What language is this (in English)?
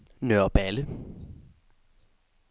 Danish